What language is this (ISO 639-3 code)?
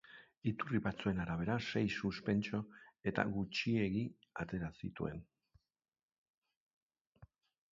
eus